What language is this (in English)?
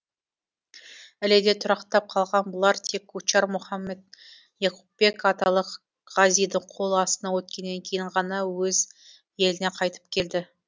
Kazakh